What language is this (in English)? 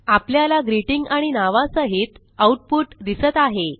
Marathi